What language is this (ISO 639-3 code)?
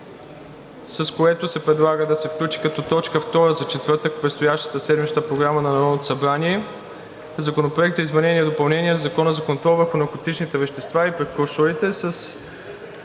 bul